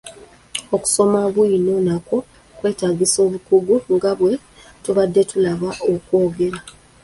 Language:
Ganda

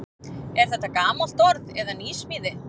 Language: Icelandic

